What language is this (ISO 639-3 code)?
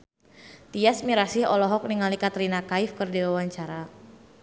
sun